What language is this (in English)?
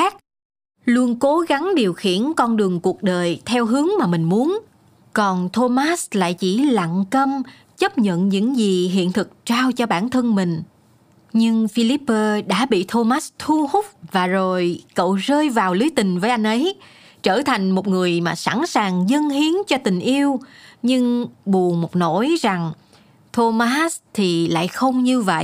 Vietnamese